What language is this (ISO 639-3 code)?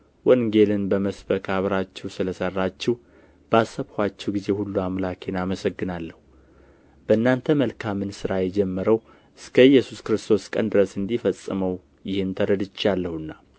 amh